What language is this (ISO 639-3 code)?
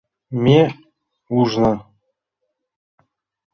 chm